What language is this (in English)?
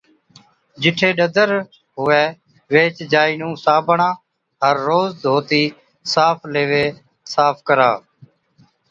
Od